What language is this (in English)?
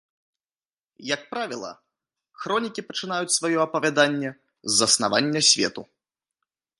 Belarusian